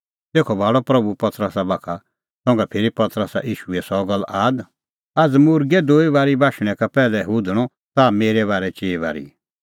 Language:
Kullu Pahari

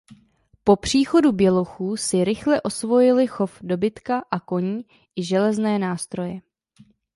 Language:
Czech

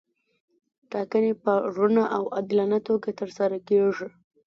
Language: Pashto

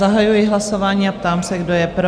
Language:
Czech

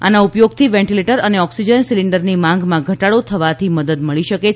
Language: Gujarati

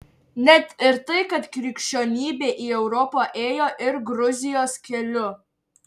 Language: Lithuanian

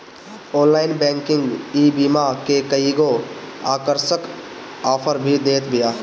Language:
Bhojpuri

